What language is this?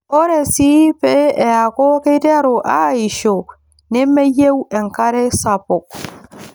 Masai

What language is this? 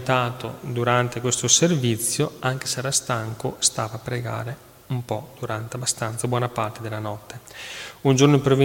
Italian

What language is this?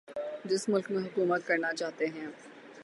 Urdu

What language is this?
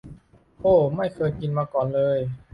Thai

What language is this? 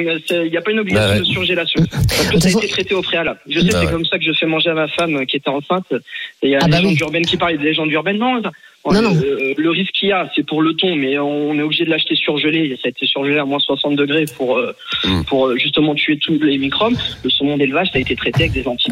French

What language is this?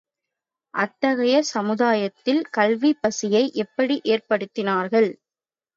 Tamil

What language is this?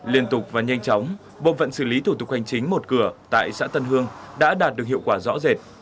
Vietnamese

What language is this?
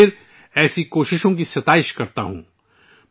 Urdu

